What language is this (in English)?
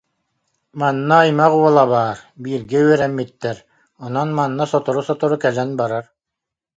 Yakut